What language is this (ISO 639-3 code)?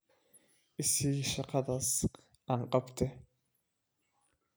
som